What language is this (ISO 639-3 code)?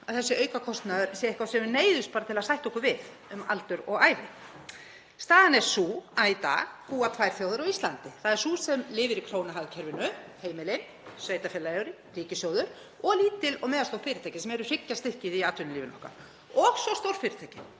isl